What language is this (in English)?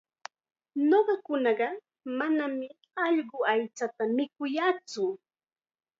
Chiquián Ancash Quechua